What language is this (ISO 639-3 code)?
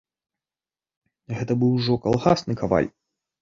bel